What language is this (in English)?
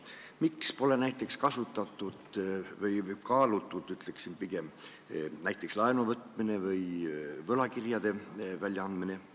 Estonian